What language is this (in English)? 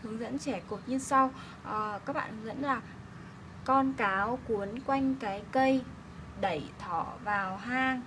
Vietnamese